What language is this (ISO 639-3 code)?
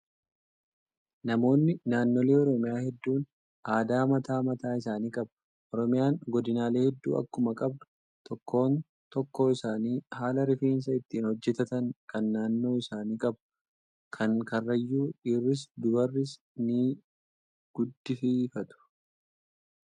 orm